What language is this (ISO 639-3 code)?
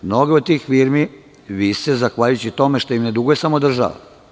srp